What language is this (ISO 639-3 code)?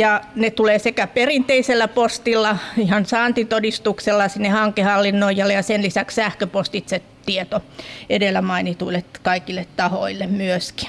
fin